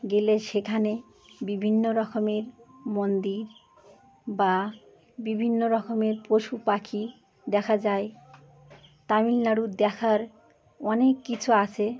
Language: Bangla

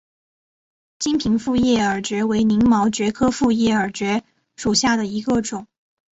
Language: Chinese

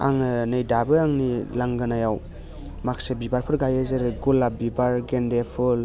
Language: Bodo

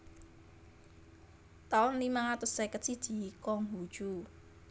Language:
Javanese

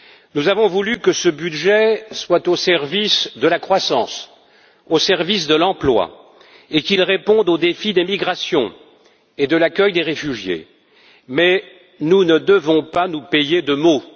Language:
French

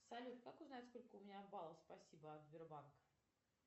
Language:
Russian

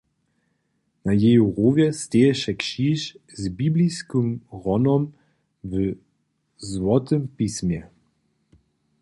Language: Upper Sorbian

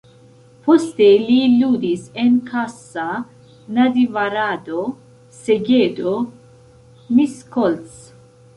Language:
Esperanto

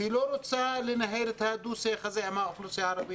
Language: Hebrew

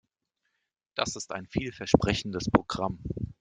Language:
German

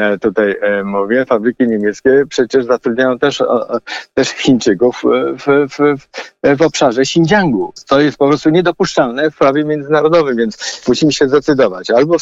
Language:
Polish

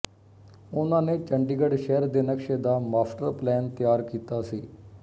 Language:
Punjabi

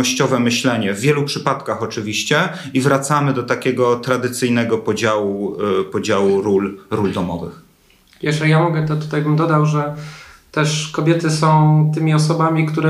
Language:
Polish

